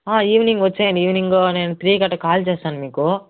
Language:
Telugu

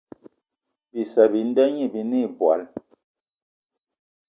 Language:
Eton (Cameroon)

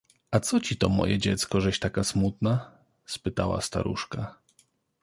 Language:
Polish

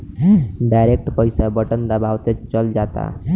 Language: Bhojpuri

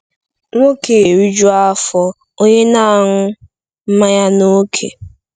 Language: Igbo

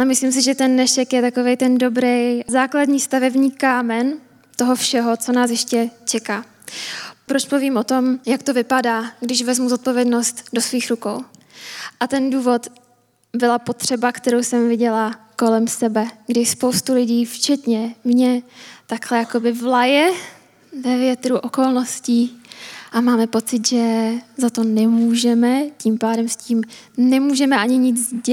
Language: Czech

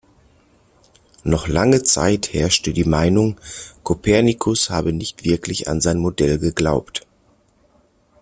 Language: German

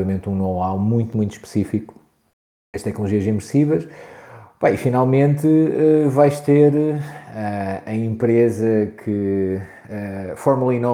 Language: Portuguese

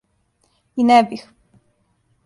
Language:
Serbian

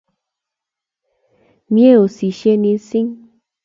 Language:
Kalenjin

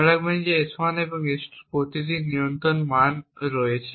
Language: Bangla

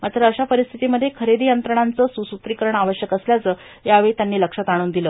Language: Marathi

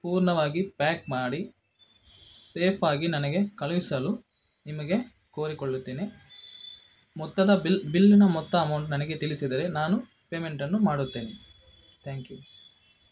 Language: Kannada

